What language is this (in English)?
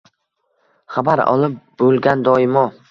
Uzbek